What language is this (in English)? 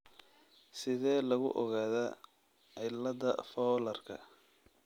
Somali